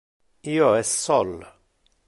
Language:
Interlingua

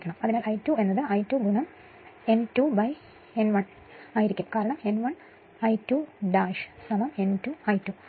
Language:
Malayalam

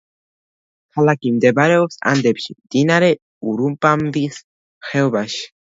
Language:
Georgian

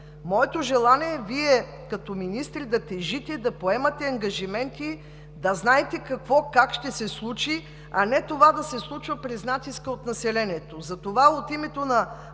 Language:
Bulgarian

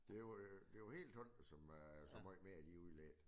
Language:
Danish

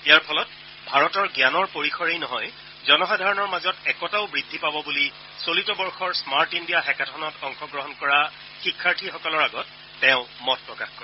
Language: Assamese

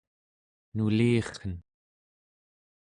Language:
Central Yupik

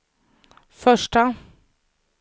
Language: Swedish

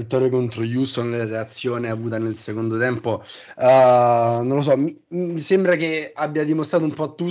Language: Italian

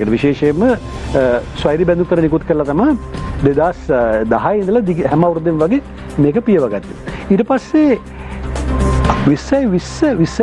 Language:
Indonesian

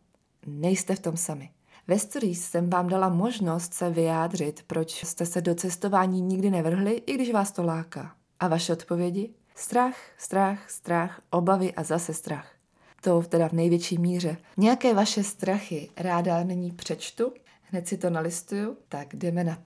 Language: Czech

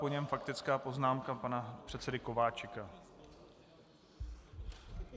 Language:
Czech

